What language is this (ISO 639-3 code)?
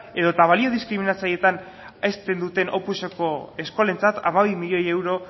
eus